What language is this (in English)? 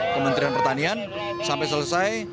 Indonesian